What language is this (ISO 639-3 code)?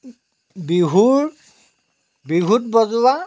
asm